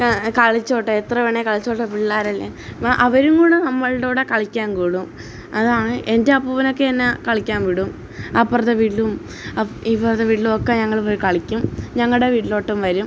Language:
Malayalam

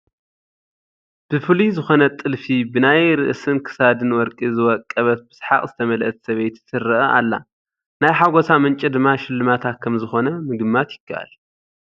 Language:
Tigrinya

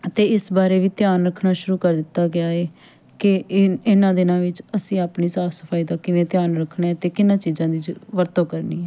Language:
Punjabi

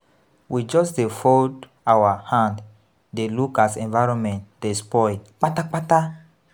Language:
Nigerian Pidgin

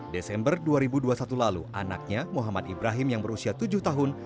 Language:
Indonesian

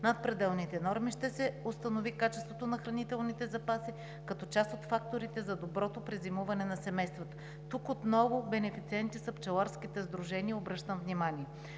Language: Bulgarian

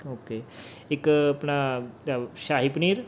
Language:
Punjabi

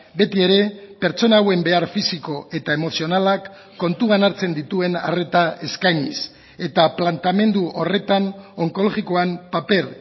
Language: Basque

